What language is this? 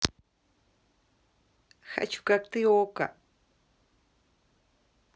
Russian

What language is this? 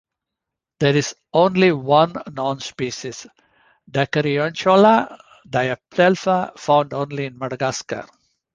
English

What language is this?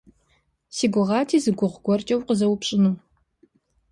Kabardian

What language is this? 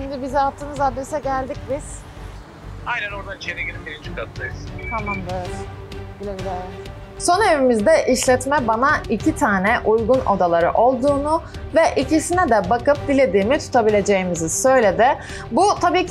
Turkish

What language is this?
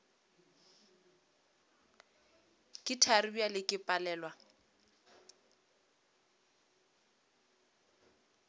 Northern Sotho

